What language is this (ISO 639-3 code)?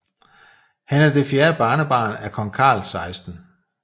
dan